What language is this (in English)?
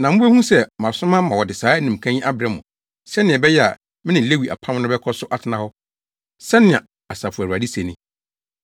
Akan